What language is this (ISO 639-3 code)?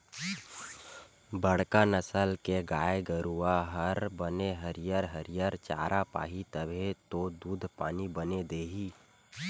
hne